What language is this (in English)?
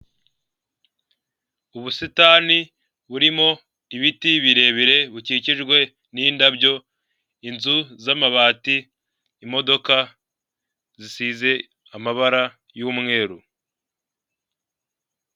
Kinyarwanda